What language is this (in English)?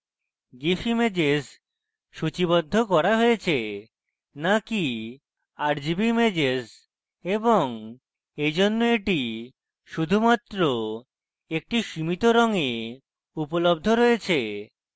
Bangla